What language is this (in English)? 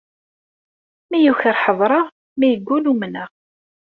Kabyle